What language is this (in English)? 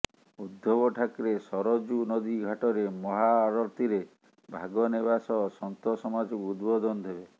Odia